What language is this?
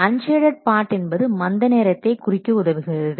Tamil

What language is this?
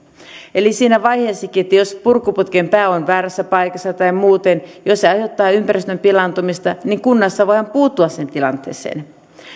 Finnish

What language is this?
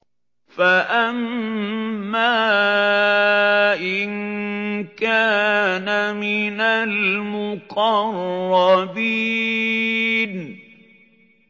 Arabic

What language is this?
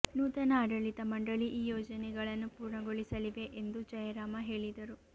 Kannada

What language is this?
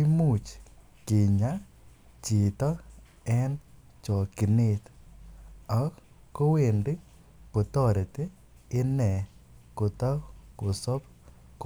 Kalenjin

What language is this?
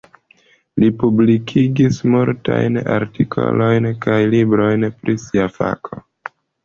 Esperanto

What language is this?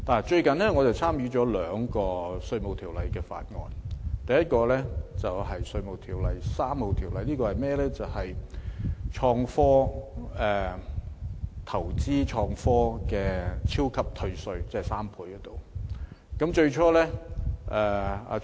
Cantonese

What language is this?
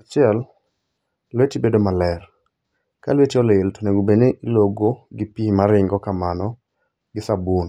Luo (Kenya and Tanzania)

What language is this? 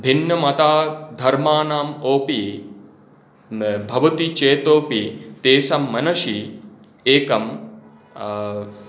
Sanskrit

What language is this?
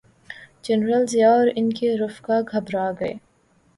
Urdu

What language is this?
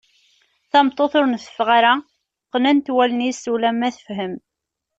Kabyle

